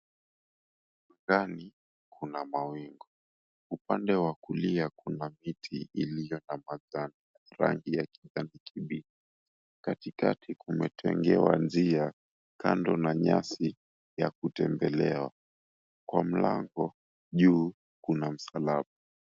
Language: Swahili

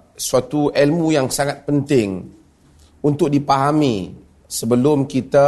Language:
Malay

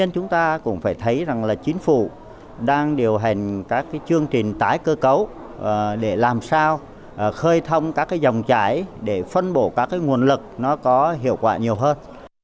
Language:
Vietnamese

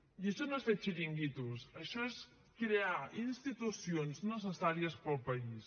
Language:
Catalan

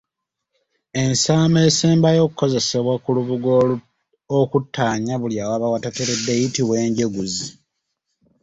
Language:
Ganda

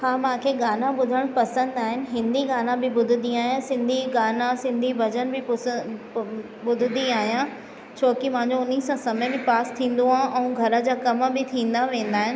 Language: Sindhi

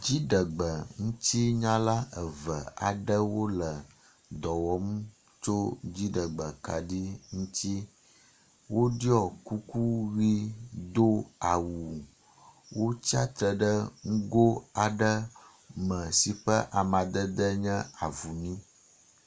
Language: Ewe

